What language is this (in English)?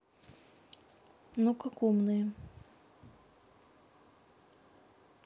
Russian